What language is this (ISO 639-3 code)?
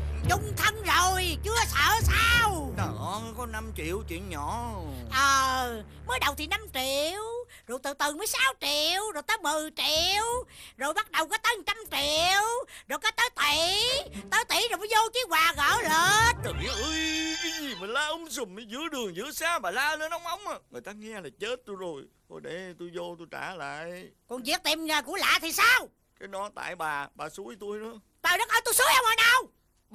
vie